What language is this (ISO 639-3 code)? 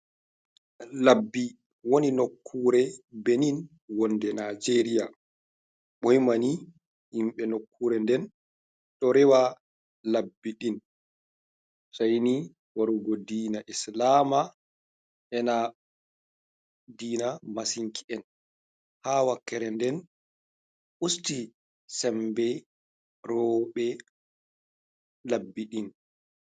ful